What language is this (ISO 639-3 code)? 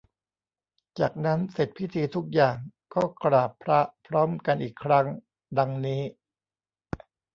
tha